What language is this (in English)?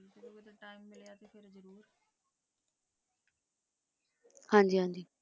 Punjabi